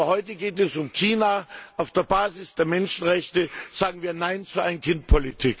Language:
German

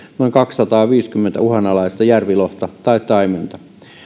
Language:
Finnish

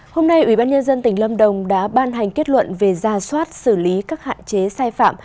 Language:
Vietnamese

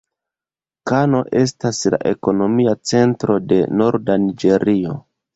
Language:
Esperanto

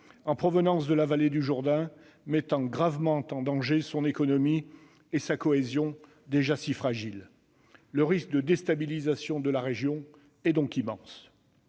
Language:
French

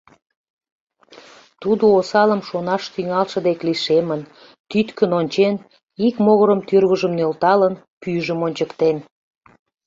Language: Mari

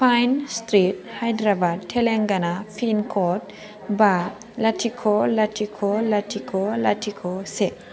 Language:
Bodo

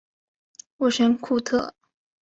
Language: Chinese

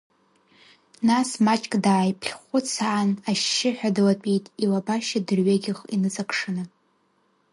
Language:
Abkhazian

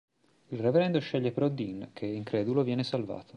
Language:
Italian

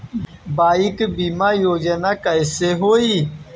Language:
Bhojpuri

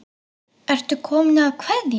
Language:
Icelandic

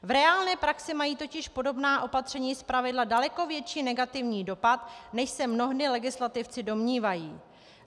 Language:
Czech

